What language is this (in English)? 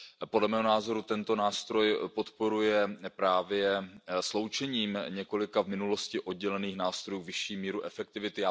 Czech